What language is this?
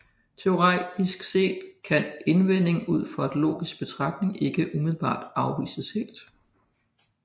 Danish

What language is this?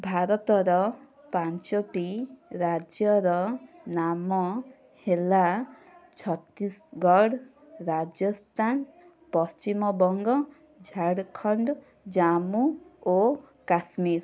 Odia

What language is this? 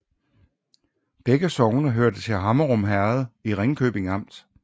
Danish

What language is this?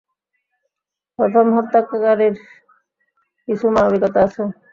Bangla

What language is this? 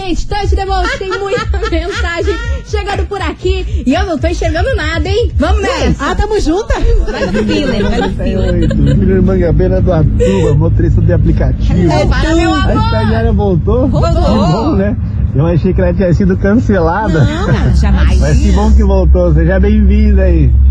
Portuguese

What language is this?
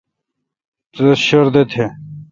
Kalkoti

